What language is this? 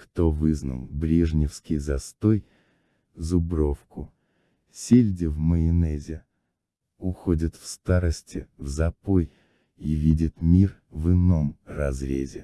Russian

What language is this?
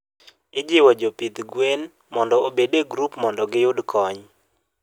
Luo (Kenya and Tanzania)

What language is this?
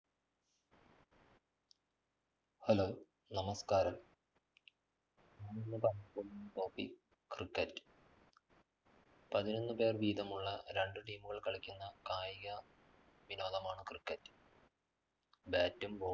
Malayalam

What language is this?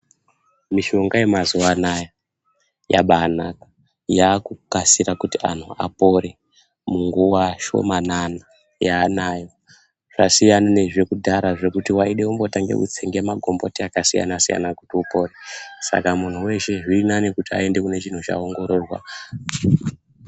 Ndau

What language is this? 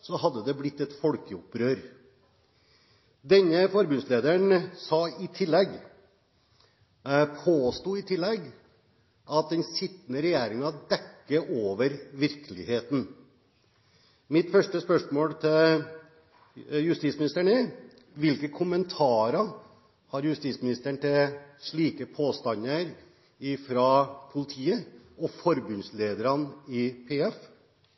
Norwegian Bokmål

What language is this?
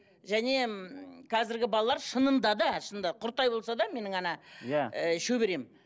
Kazakh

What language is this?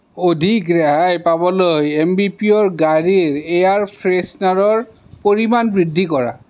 Assamese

